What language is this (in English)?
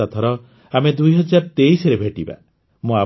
Odia